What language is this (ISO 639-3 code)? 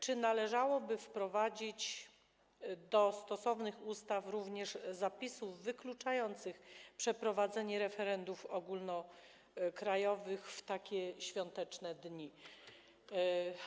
pol